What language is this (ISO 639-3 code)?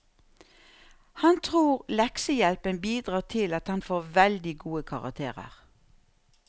nor